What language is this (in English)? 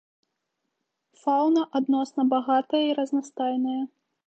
Belarusian